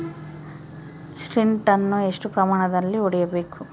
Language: Kannada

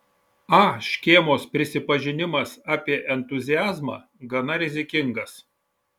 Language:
Lithuanian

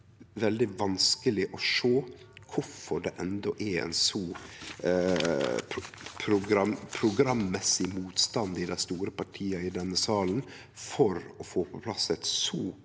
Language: Norwegian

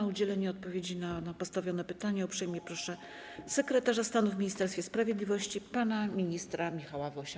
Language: Polish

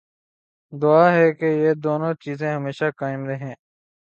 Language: Urdu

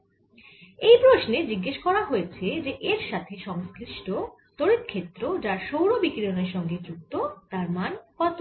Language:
Bangla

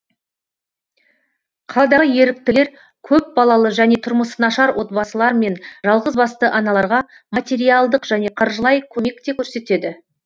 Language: Kazakh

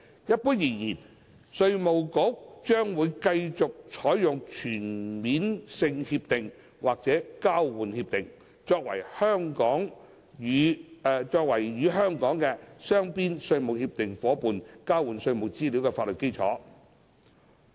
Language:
Cantonese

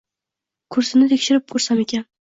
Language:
Uzbek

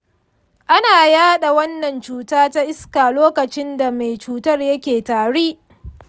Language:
Hausa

